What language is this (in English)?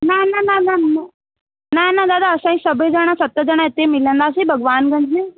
Sindhi